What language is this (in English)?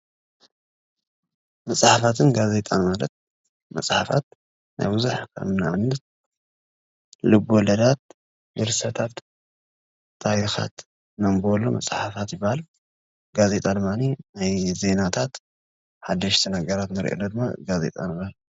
Tigrinya